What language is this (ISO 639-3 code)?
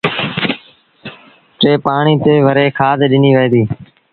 sbn